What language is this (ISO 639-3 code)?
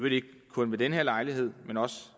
dan